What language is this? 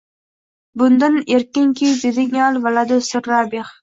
Uzbek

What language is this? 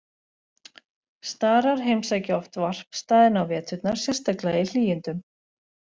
Icelandic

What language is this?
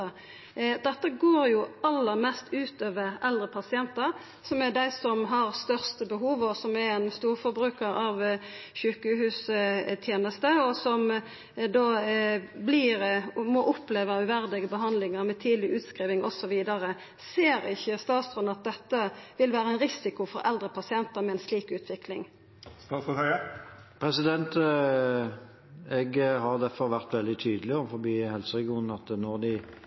Norwegian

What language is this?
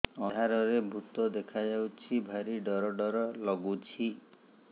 Odia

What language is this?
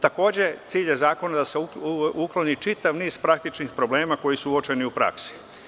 Serbian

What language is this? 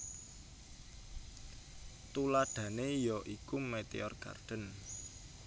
Javanese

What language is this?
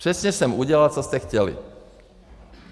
Czech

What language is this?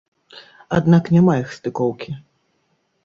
Belarusian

